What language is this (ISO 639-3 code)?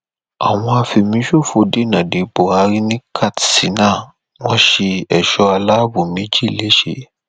yor